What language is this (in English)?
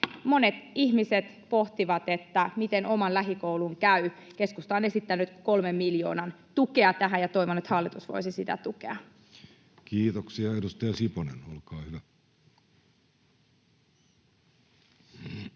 Finnish